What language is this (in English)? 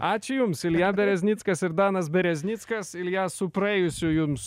Lithuanian